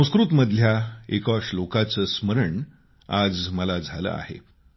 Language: Marathi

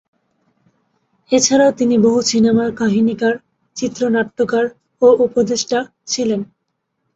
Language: Bangla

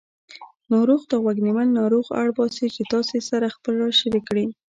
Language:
Pashto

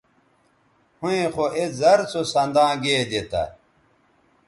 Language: Bateri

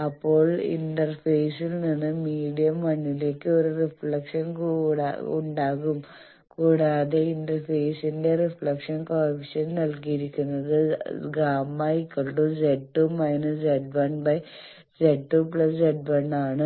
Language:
Malayalam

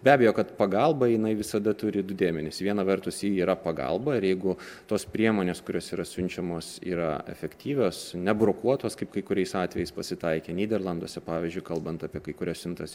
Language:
Lithuanian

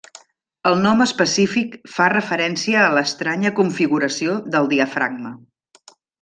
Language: Catalan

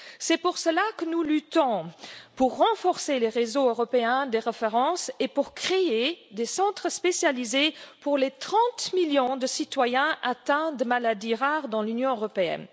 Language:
French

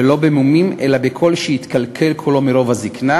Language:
Hebrew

